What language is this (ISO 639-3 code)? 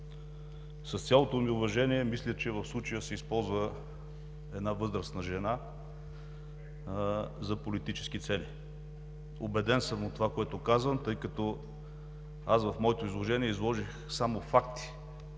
bul